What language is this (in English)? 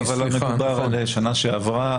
Hebrew